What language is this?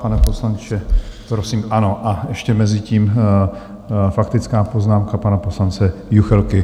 Czech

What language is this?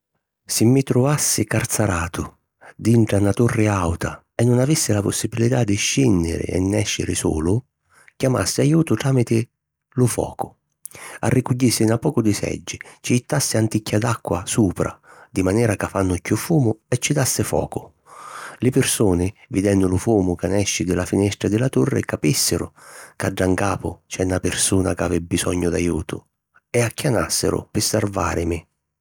Sicilian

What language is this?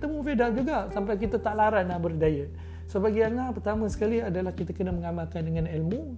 Malay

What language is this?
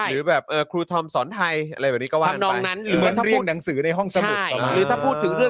Thai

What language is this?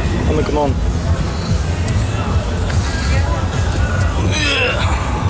Dutch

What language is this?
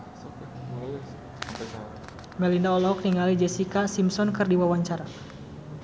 Sundanese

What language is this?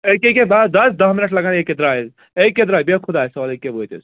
Kashmiri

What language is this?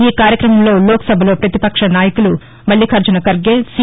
Telugu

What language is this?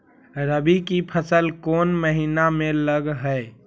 Magahi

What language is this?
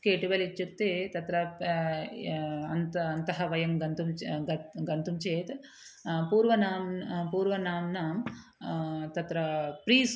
Sanskrit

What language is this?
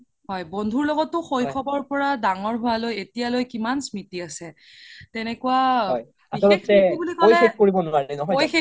Assamese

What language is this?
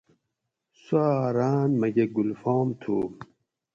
Gawri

